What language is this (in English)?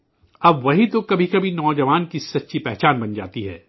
Urdu